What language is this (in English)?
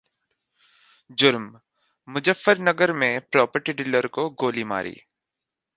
Hindi